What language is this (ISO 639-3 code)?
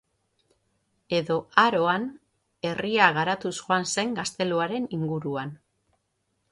eus